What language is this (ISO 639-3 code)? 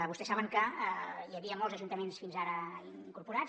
cat